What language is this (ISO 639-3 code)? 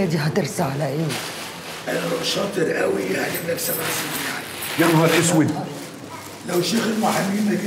ara